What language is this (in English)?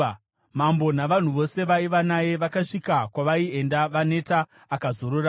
Shona